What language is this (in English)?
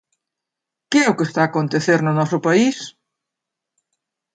Galician